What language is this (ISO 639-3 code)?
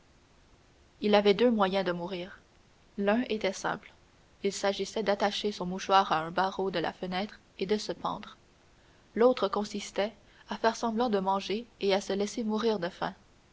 fra